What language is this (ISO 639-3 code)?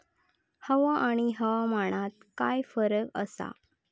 mar